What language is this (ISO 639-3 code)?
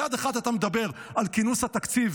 heb